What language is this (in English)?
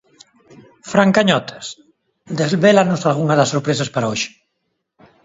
Galician